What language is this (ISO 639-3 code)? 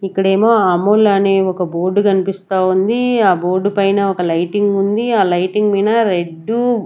tel